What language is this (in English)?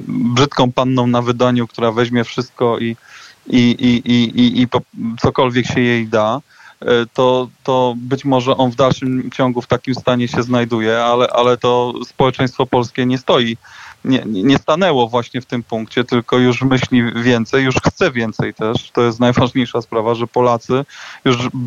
Polish